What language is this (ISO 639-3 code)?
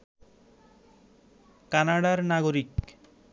ben